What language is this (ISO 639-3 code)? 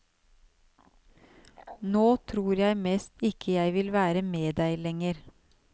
nor